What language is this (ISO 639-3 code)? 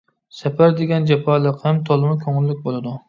uig